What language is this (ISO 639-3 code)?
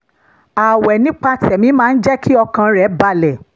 yor